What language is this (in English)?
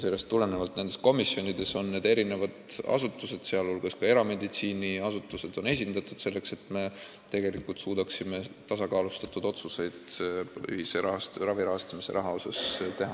Estonian